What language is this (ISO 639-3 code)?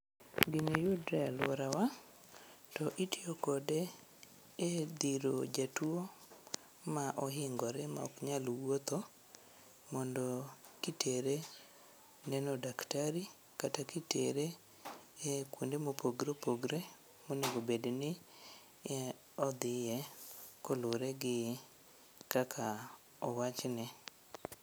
luo